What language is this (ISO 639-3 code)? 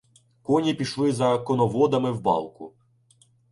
ukr